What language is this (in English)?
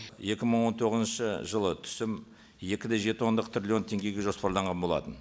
Kazakh